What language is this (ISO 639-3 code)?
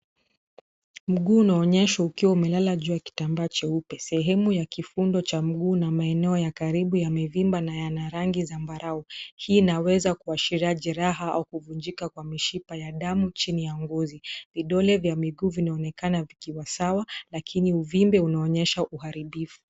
swa